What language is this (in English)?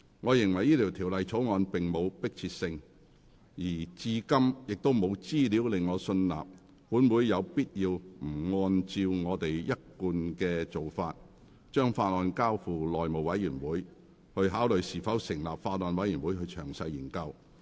Cantonese